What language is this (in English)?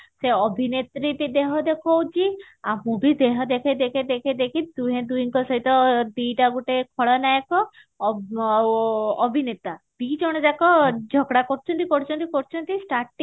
Odia